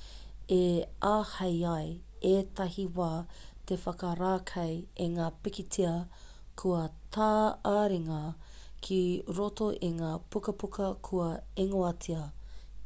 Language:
Māori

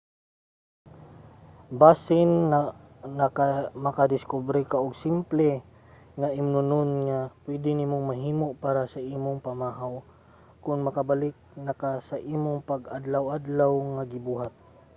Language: Cebuano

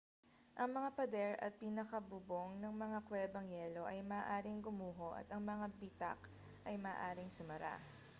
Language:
Filipino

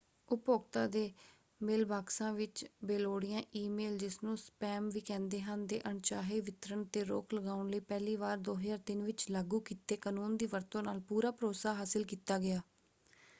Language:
Punjabi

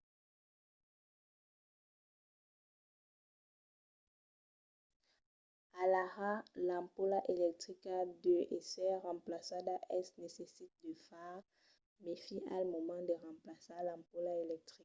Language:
Occitan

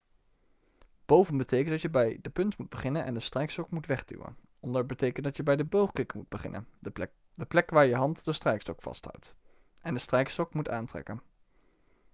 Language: Dutch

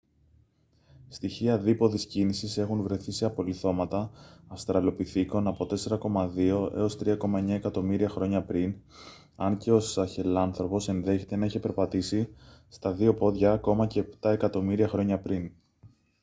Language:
Greek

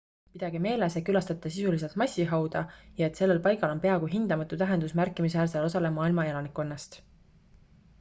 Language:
Estonian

